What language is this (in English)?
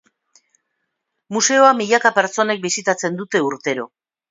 Basque